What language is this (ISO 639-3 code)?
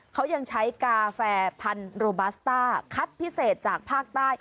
tha